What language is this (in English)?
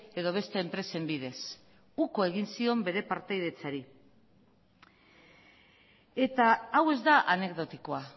Basque